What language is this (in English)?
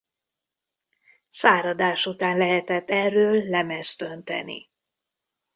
Hungarian